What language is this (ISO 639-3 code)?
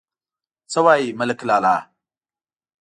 pus